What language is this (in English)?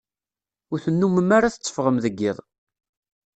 Kabyle